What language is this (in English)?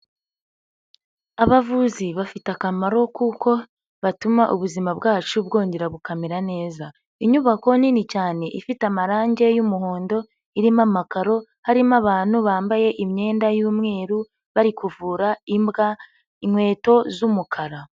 Kinyarwanda